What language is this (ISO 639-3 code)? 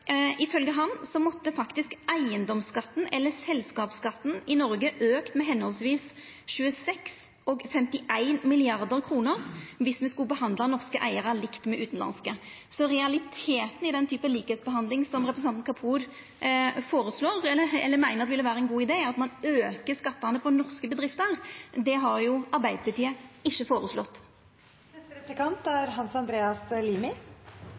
nno